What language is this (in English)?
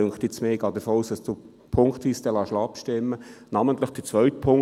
Swiss German